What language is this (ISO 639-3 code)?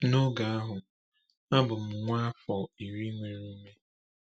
ibo